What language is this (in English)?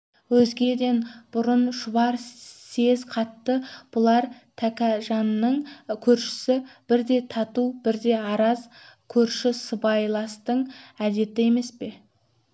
Kazakh